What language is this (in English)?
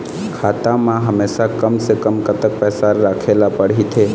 Chhattisgarhi